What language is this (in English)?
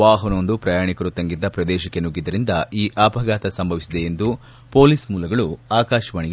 Kannada